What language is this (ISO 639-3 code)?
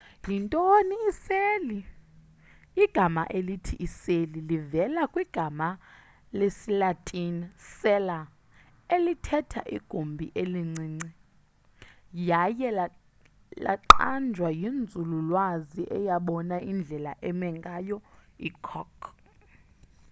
xho